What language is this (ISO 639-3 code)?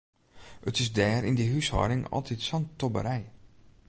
fry